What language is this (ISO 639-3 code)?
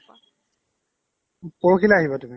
asm